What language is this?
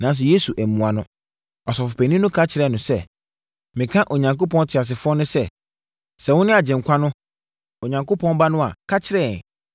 Akan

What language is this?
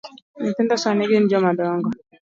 Luo (Kenya and Tanzania)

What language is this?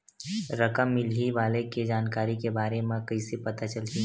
Chhattisgarhi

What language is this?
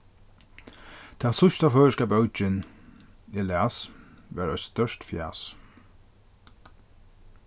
Faroese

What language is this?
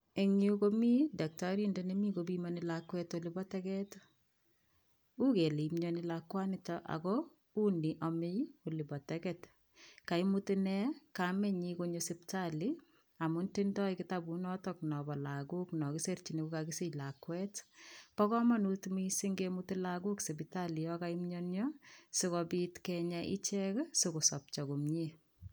Kalenjin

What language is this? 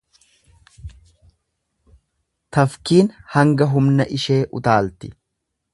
Oromo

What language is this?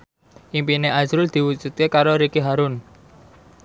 Javanese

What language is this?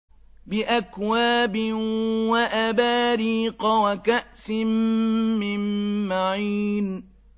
Arabic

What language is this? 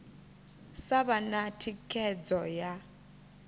Venda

